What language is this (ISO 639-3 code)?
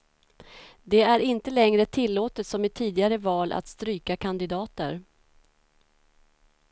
swe